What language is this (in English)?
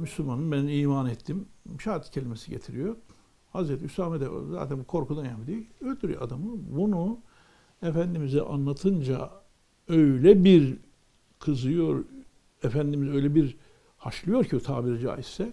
Turkish